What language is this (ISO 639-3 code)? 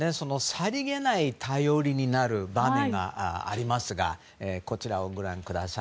jpn